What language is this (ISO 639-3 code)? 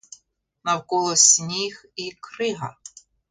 ukr